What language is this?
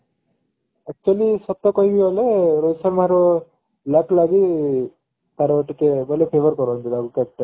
Odia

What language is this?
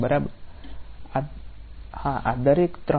Gujarati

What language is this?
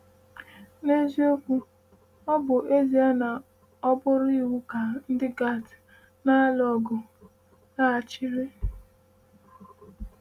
Igbo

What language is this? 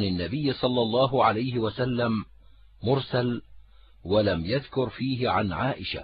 Arabic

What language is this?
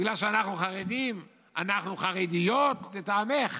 Hebrew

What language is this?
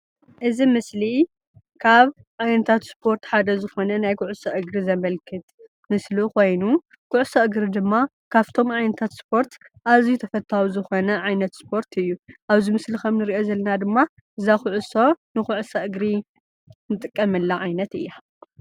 Tigrinya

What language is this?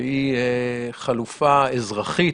Hebrew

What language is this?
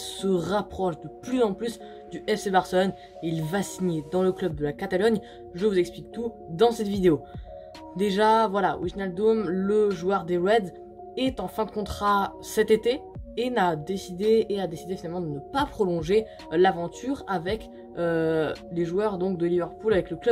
French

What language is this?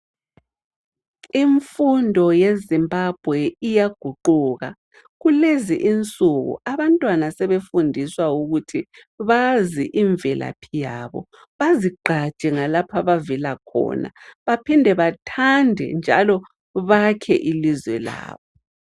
North Ndebele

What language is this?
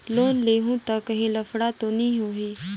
Chhattisgarhi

